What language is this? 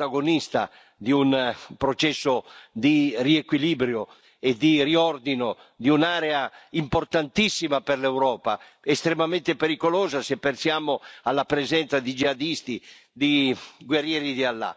Italian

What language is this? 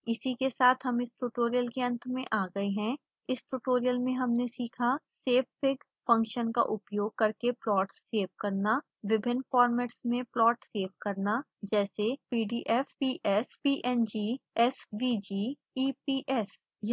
Hindi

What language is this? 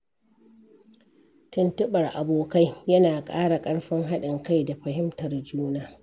Hausa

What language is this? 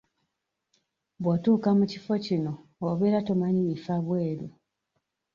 Ganda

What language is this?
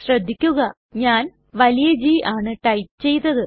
Malayalam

